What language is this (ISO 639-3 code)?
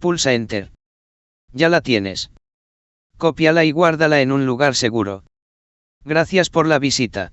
spa